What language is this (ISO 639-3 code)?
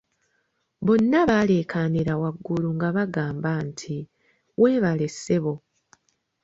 lug